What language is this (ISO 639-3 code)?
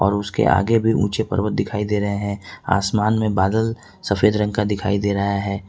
hin